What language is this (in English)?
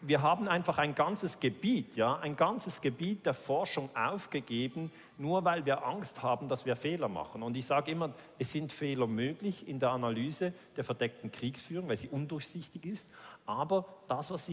German